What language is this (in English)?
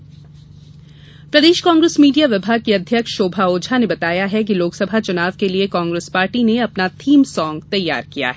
Hindi